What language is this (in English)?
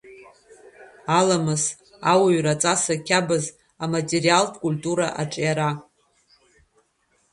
Abkhazian